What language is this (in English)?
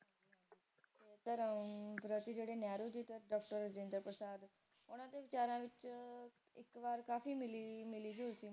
Punjabi